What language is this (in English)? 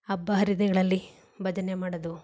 Kannada